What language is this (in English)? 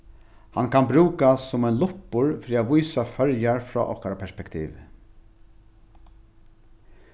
Faroese